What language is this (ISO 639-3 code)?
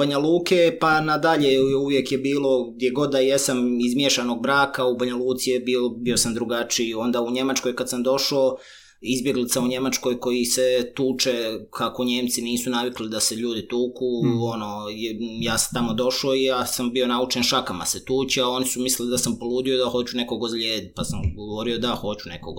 hrv